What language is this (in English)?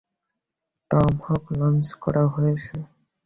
Bangla